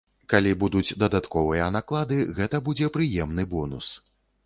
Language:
Belarusian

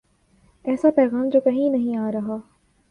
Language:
Urdu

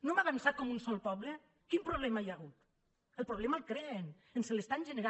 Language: Catalan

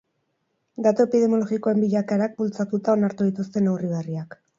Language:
Basque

